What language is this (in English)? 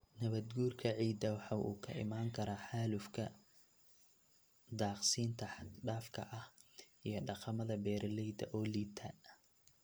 Somali